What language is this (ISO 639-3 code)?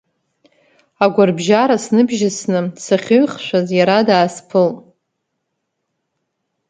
abk